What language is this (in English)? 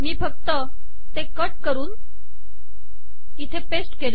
Marathi